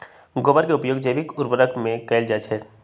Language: Magahi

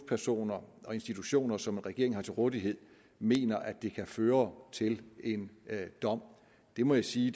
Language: Danish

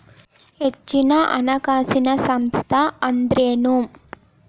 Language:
Kannada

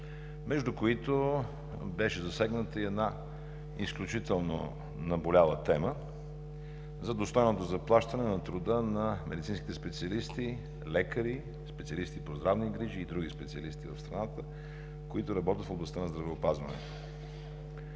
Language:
Bulgarian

